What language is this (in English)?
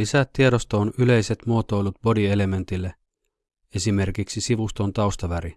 Finnish